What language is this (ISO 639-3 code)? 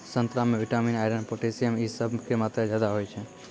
mai